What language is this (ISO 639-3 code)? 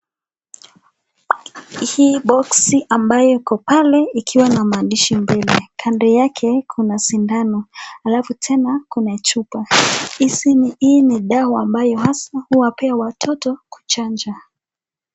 swa